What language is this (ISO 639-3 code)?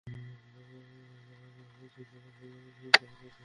ben